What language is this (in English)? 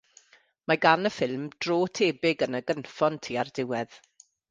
Welsh